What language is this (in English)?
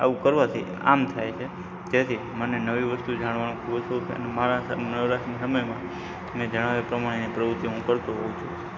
Gujarati